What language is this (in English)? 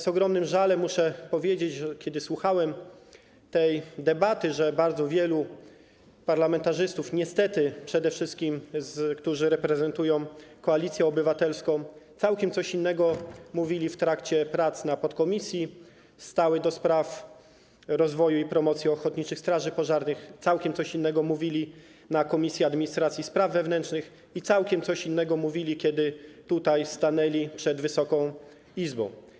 Polish